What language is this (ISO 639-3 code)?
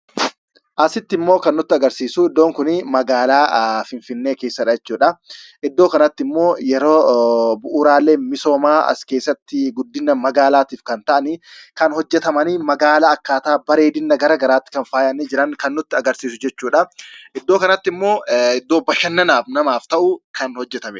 orm